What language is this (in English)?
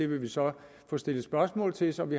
Danish